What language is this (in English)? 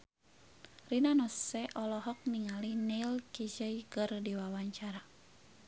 Sundanese